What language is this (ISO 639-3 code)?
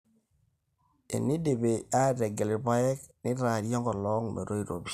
mas